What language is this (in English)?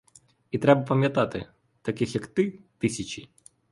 Ukrainian